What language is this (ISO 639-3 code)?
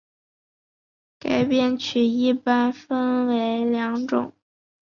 zho